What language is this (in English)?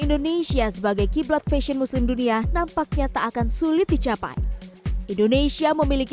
Indonesian